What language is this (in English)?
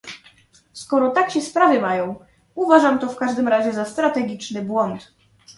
Polish